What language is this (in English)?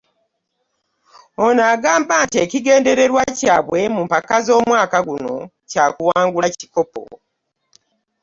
Ganda